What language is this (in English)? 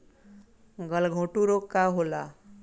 Bhojpuri